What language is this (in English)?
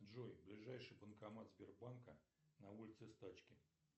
Russian